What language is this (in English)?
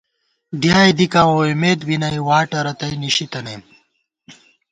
Gawar-Bati